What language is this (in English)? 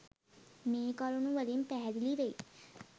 Sinhala